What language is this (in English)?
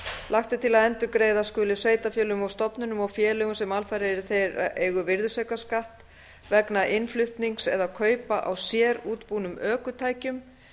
Icelandic